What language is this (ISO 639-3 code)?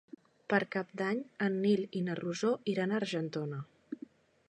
cat